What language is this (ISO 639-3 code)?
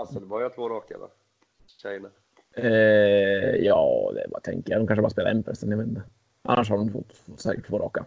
swe